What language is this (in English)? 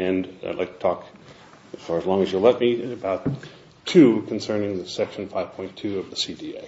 English